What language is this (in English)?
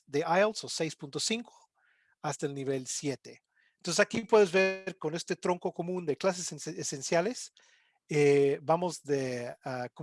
Spanish